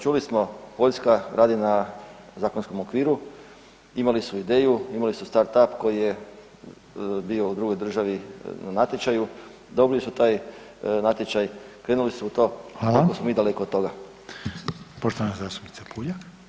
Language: Croatian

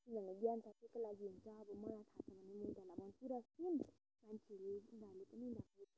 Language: Nepali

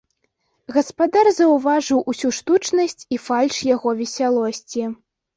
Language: Belarusian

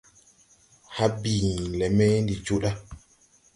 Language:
Tupuri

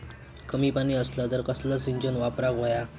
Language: Marathi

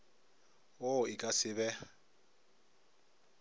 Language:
Northern Sotho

